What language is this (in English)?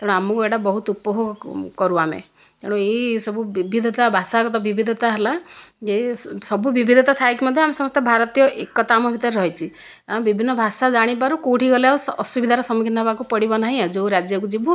Odia